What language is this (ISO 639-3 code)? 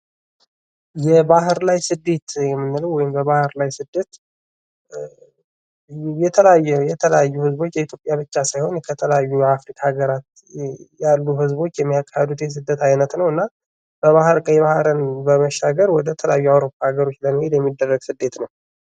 amh